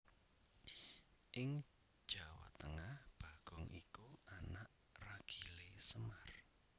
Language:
Javanese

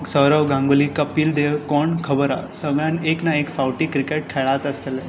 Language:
Konkani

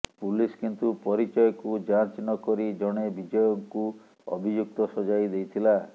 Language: Odia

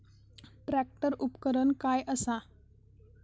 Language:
Marathi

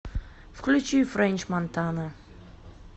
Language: Russian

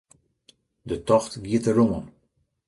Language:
Western Frisian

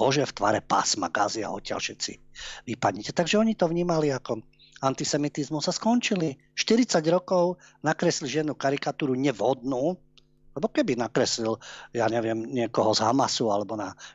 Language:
Slovak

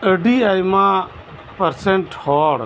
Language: Santali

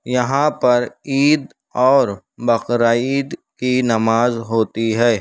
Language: Urdu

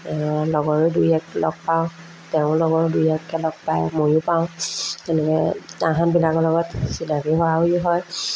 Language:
Assamese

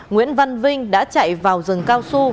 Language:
Vietnamese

